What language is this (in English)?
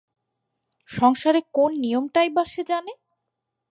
Bangla